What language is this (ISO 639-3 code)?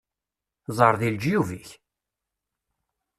kab